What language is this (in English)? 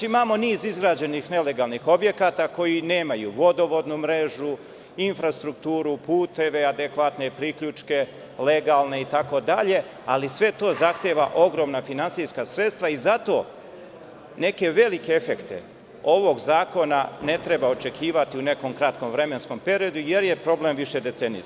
Serbian